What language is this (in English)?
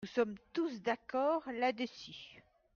French